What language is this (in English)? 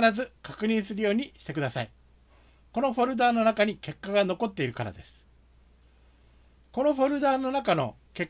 Japanese